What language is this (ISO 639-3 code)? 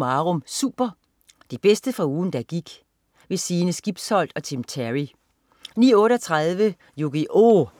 dan